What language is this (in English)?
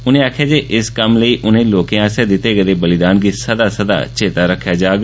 Dogri